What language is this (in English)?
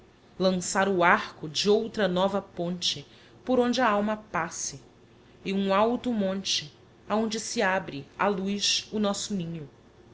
Portuguese